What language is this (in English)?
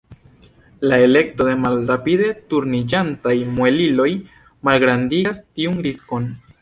Esperanto